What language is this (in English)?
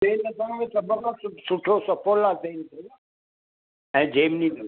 Sindhi